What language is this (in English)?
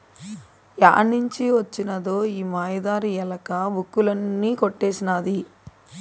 Telugu